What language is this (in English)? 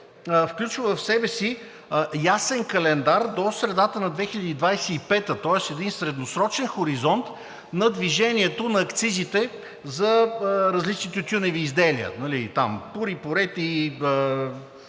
Bulgarian